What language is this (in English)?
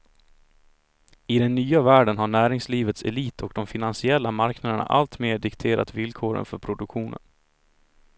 Swedish